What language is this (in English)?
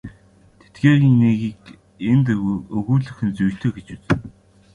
Mongolian